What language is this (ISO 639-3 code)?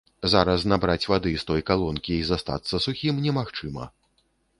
bel